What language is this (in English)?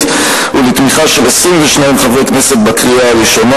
Hebrew